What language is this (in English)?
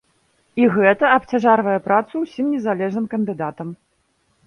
Belarusian